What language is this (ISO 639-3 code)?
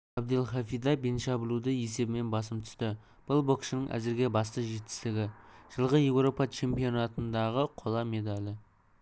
kaz